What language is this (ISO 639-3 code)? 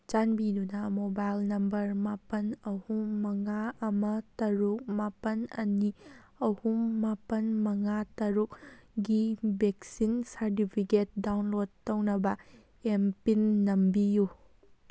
mni